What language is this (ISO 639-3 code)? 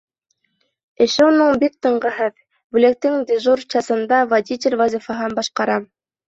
bak